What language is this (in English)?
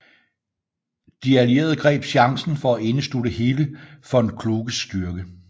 Danish